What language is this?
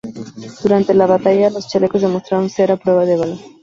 Spanish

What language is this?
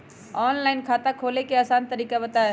Magahi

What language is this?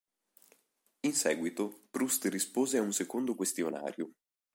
Italian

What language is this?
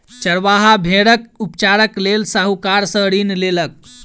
Maithili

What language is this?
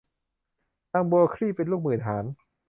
Thai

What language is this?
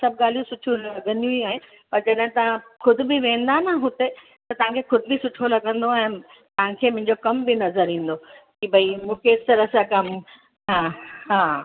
Sindhi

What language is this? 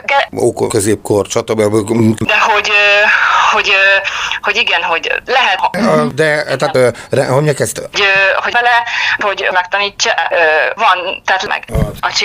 Hungarian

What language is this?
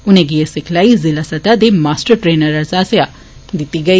Dogri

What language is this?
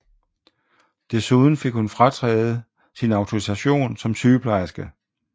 Danish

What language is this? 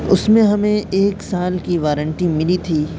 Urdu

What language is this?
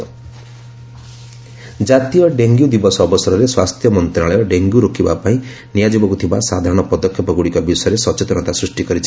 Odia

